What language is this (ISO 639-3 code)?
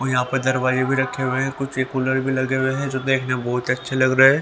hin